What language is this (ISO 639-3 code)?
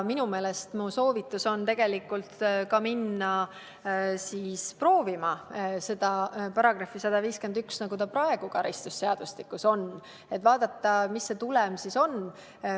est